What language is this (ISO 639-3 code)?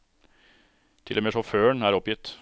nor